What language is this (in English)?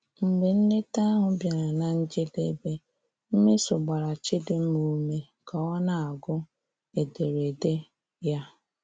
Igbo